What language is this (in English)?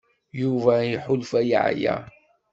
Kabyle